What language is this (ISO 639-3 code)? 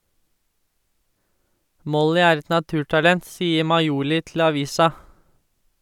nor